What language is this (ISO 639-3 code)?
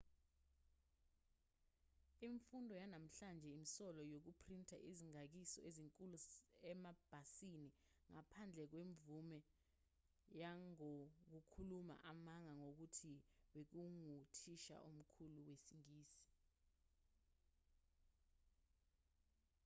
zul